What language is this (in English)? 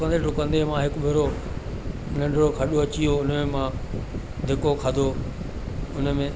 Sindhi